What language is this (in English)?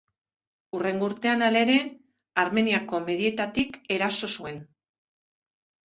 Basque